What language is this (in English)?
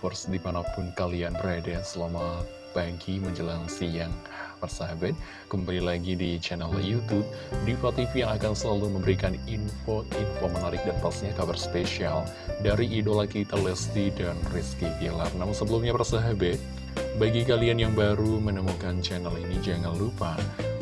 Indonesian